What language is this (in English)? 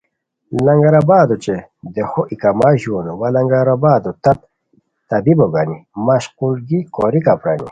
Khowar